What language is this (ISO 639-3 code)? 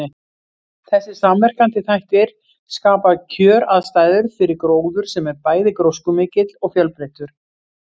isl